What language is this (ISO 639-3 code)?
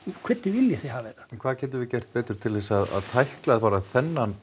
isl